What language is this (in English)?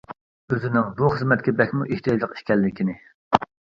Uyghur